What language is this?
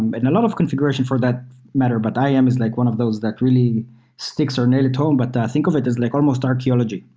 English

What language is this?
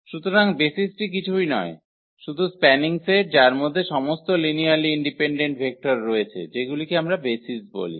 Bangla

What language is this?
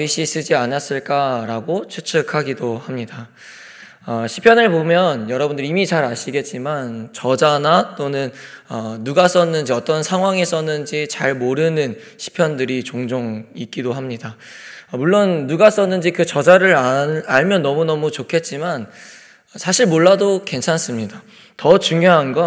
Korean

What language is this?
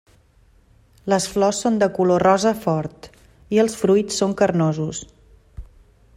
Catalan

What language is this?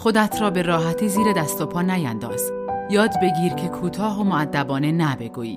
Persian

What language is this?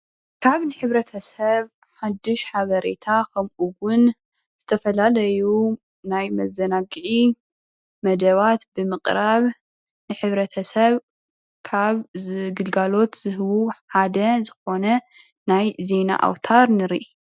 Tigrinya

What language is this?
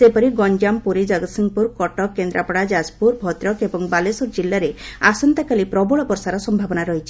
Odia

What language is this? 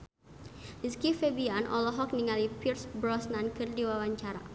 Sundanese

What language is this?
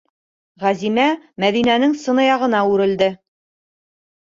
Bashkir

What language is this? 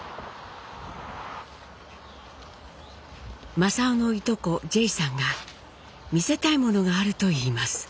Japanese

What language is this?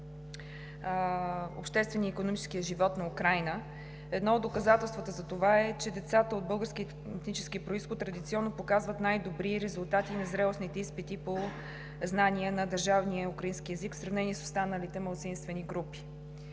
Bulgarian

